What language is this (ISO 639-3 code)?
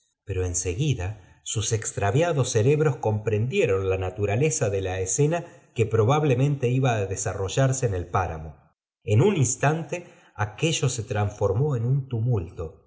spa